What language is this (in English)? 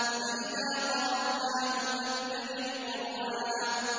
Arabic